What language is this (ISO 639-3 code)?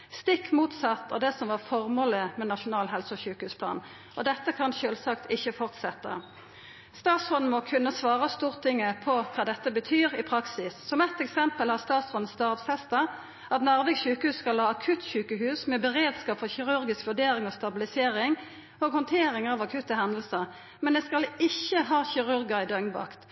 nno